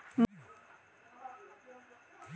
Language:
Bangla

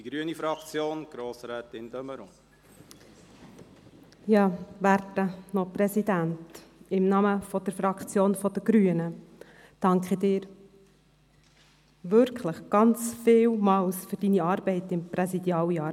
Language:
Swiss German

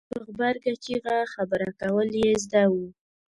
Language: Pashto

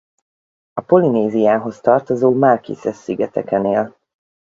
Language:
Hungarian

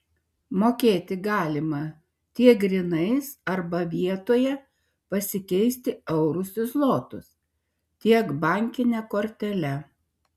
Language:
Lithuanian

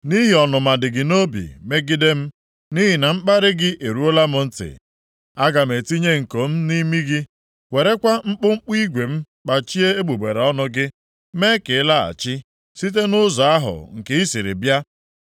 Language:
Igbo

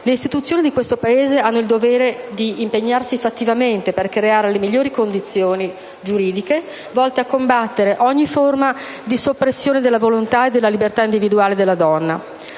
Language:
Italian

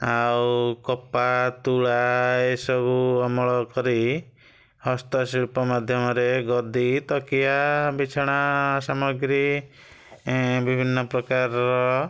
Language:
Odia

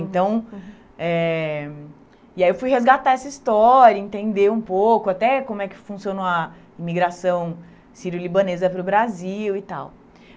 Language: Portuguese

